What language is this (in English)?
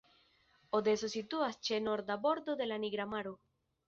Esperanto